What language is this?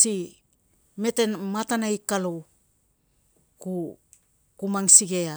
Tungag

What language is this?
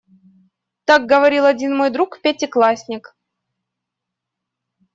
Russian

